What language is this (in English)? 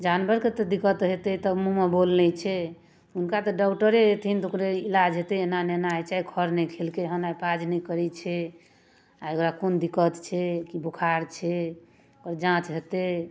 Maithili